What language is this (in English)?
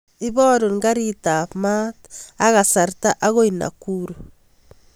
Kalenjin